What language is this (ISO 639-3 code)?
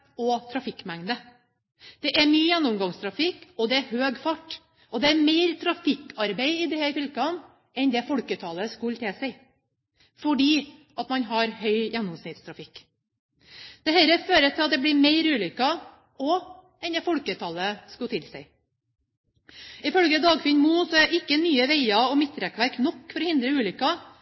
nob